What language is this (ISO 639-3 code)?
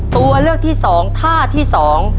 tha